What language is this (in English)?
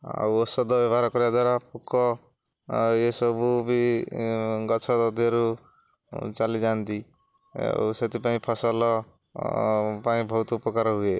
Odia